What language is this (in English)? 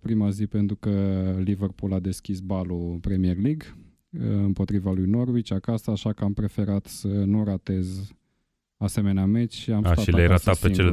Romanian